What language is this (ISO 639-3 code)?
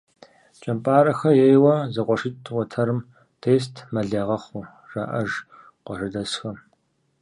kbd